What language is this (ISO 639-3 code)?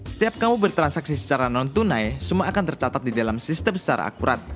ind